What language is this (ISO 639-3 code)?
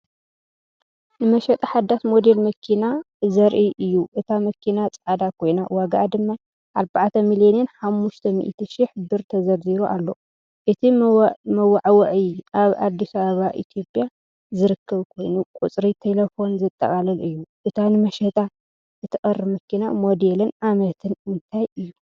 tir